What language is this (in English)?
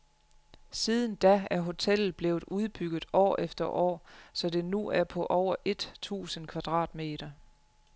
Danish